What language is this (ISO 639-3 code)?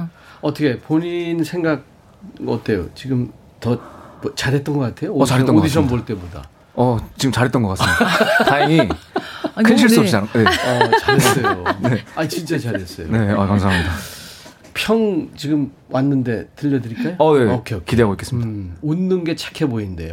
kor